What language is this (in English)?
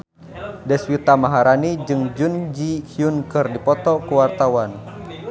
Sundanese